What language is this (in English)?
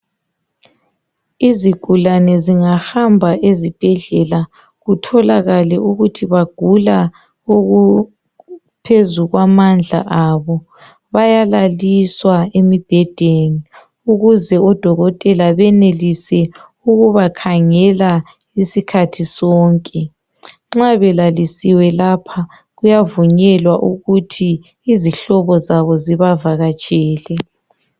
North Ndebele